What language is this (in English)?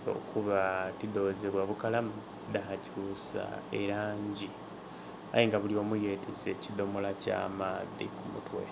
Soga